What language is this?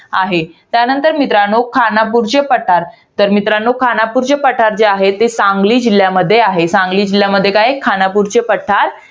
Marathi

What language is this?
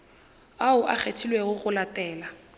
Northern Sotho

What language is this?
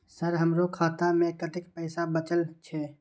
Maithili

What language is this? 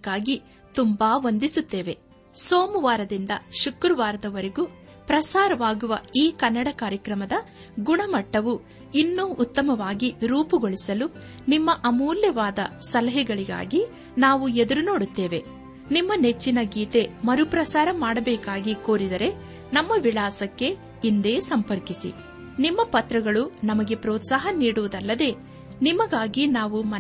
Kannada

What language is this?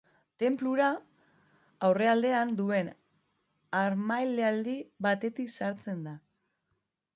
Basque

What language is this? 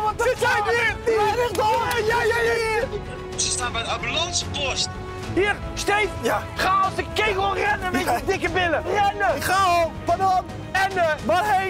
Dutch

